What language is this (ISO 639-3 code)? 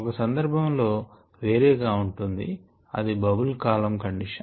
tel